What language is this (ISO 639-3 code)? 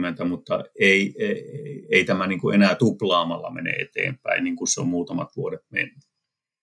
fin